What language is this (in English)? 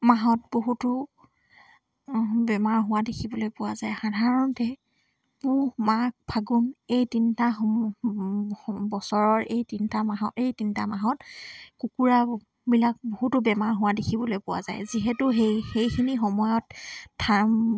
Assamese